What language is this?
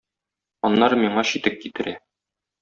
Tatar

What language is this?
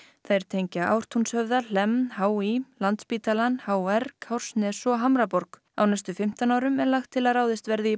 Icelandic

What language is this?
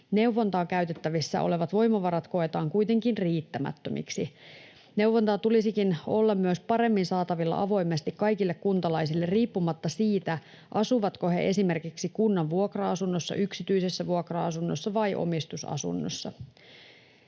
Finnish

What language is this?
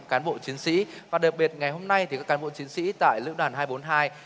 Vietnamese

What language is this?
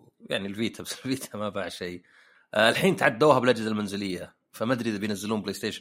Arabic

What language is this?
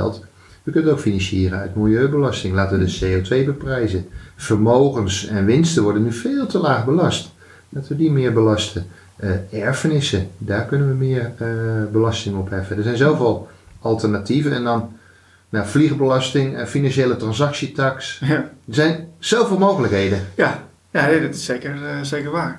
Dutch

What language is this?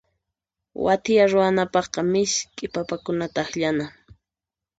Puno Quechua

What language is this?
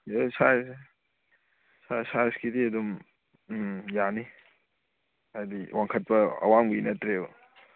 Manipuri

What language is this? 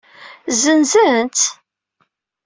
Kabyle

